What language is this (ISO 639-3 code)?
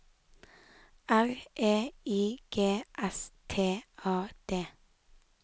nor